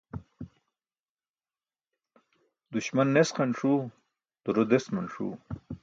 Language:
Burushaski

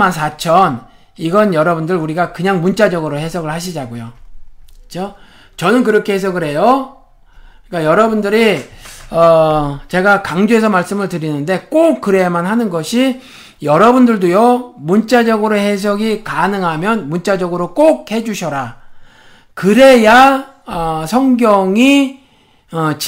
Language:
Korean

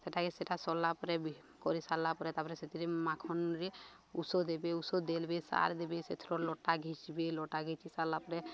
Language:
Odia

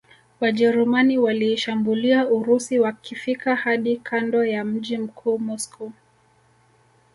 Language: Swahili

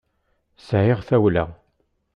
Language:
Kabyle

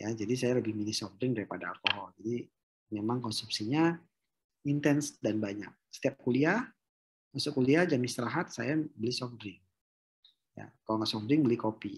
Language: Indonesian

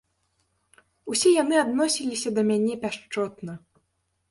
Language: Belarusian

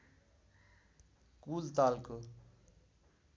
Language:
Nepali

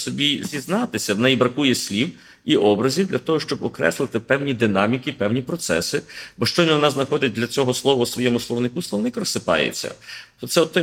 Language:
Ukrainian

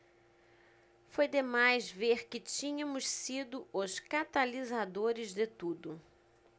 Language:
Portuguese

